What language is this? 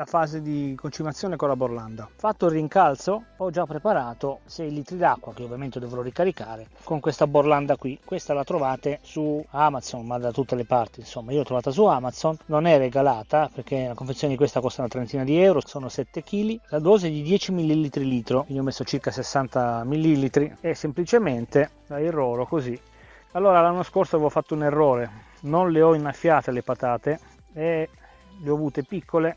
Italian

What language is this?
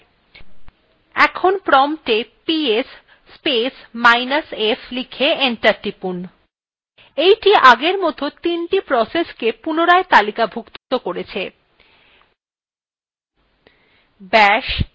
Bangla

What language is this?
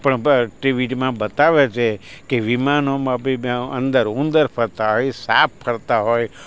Gujarati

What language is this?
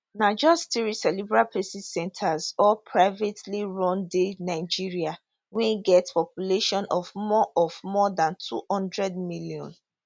Nigerian Pidgin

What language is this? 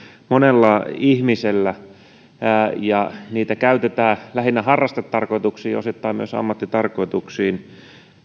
Finnish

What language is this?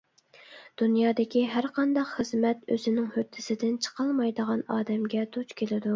Uyghur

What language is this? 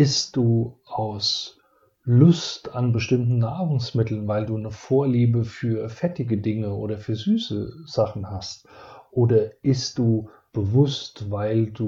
German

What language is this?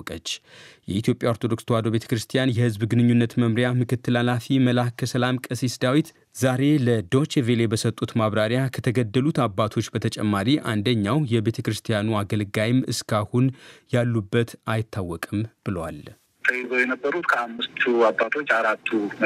Amharic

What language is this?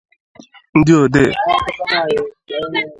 Igbo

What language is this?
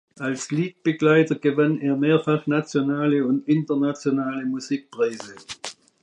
German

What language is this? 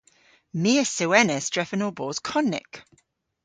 Cornish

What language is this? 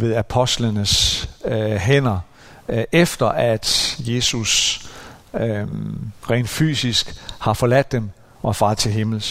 Danish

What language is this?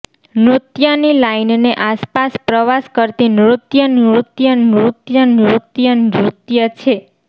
Gujarati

